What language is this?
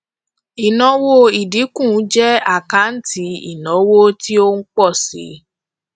Yoruba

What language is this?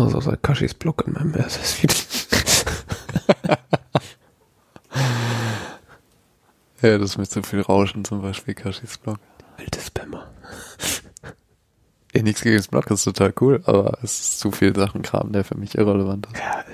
German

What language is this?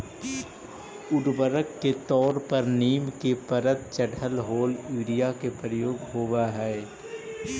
Magahi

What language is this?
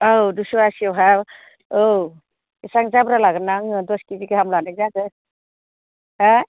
Bodo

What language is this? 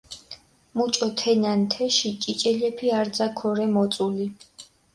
Mingrelian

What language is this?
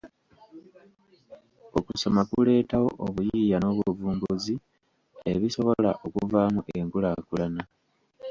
Ganda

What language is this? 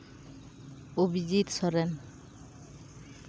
Santali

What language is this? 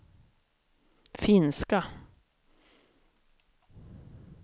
Swedish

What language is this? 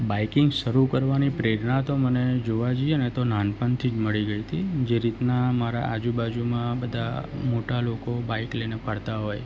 Gujarati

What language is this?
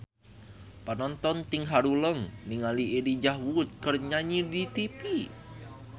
Sundanese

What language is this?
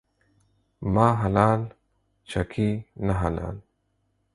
Pashto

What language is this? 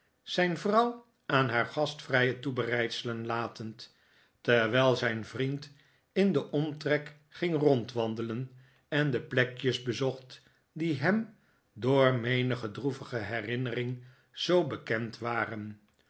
Dutch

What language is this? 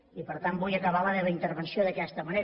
Catalan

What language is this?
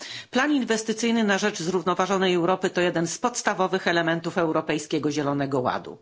Polish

